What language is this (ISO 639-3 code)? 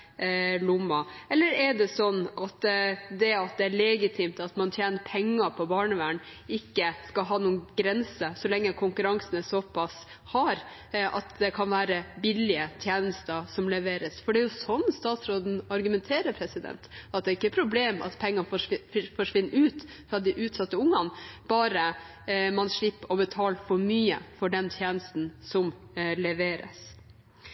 nob